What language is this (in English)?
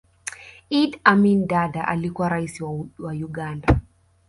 Swahili